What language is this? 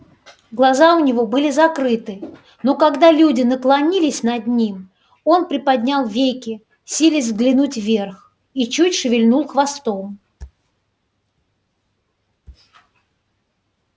Russian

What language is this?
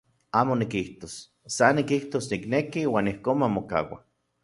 Central Puebla Nahuatl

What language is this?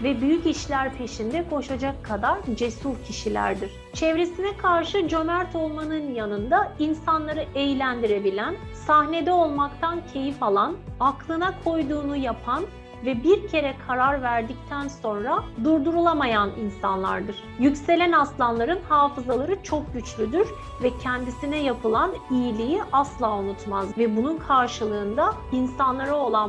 Turkish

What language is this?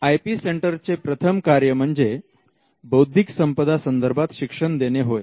Marathi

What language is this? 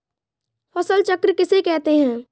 Hindi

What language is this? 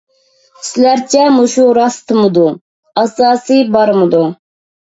Uyghur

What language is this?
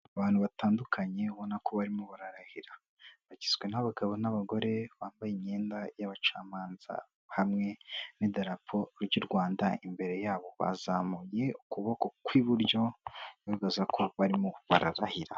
Kinyarwanda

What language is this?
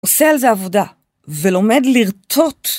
Hebrew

